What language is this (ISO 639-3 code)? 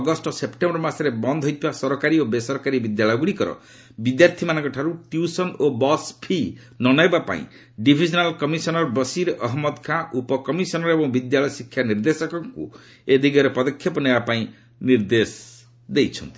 ori